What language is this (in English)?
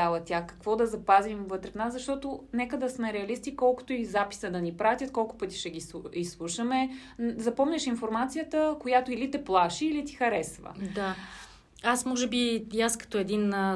Bulgarian